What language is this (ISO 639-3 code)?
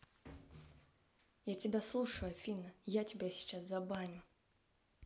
rus